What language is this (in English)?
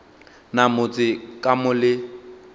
Northern Sotho